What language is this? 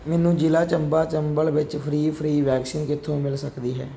Punjabi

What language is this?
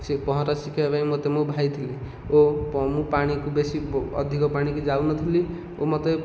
Odia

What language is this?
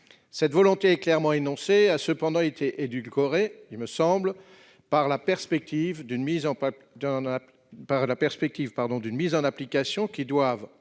French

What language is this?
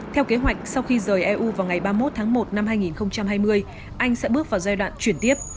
Vietnamese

